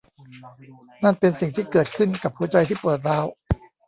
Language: Thai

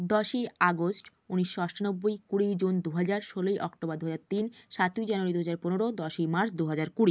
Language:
Bangla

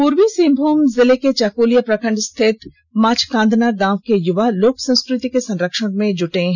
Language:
Hindi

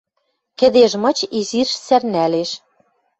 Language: Western Mari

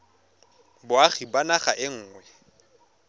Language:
Tswana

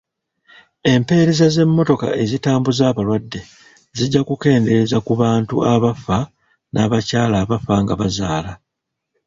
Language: Ganda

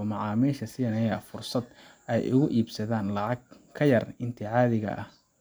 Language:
Somali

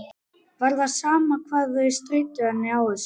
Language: Icelandic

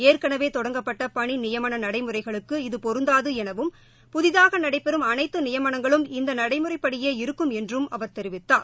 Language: Tamil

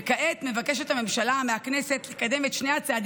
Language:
Hebrew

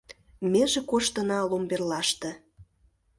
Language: Mari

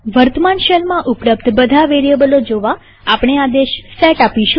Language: Gujarati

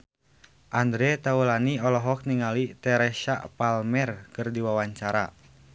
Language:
Sundanese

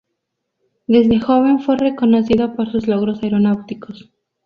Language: Spanish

